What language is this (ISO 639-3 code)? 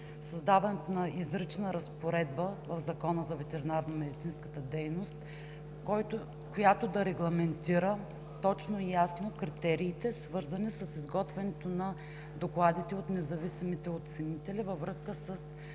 bul